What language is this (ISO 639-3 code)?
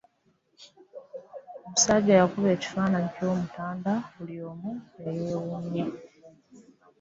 lug